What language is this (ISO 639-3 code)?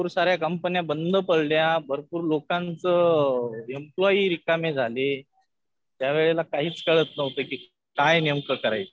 mar